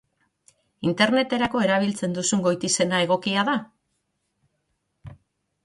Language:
Basque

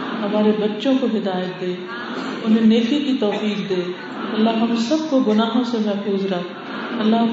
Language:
Urdu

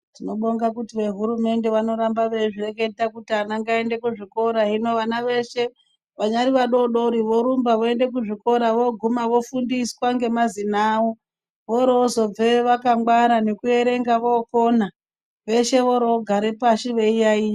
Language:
Ndau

